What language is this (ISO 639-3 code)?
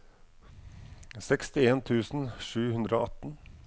nor